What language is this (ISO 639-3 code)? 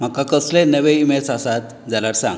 kok